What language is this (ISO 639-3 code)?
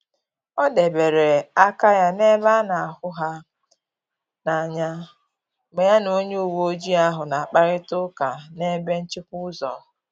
ibo